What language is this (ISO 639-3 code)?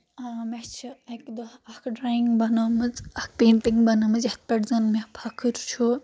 kas